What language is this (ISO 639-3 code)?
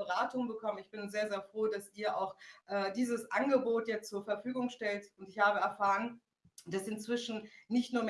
deu